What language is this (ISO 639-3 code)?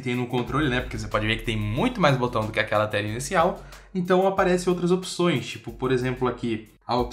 por